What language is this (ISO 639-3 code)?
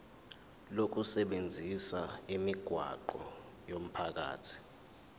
zul